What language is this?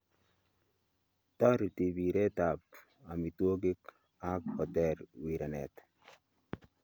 Kalenjin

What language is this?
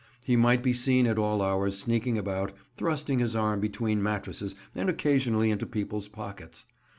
English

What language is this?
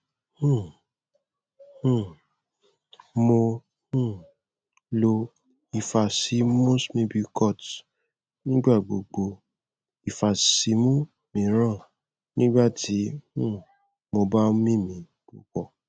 Yoruba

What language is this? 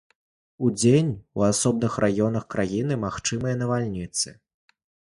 Belarusian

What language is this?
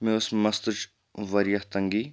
Kashmiri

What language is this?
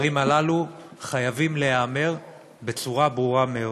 Hebrew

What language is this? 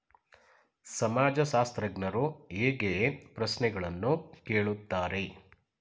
Kannada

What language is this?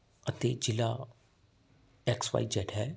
Punjabi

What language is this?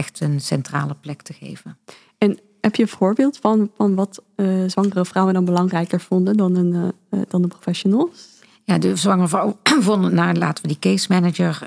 Dutch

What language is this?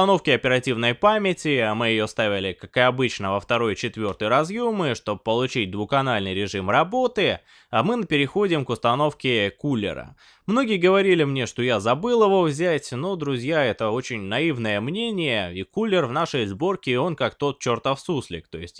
Russian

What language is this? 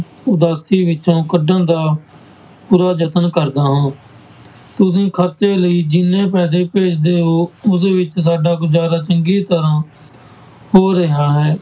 Punjabi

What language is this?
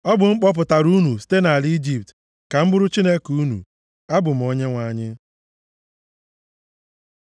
Igbo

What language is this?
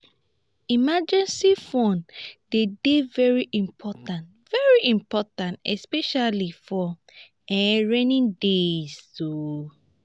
Nigerian Pidgin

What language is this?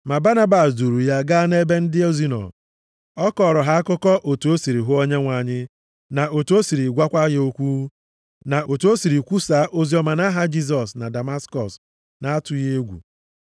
Igbo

